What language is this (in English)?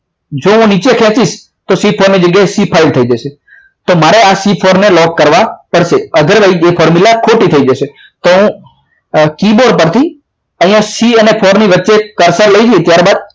Gujarati